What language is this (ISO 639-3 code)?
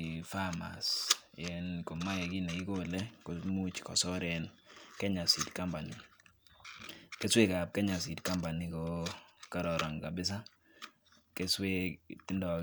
kln